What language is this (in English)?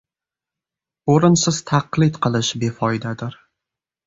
Uzbek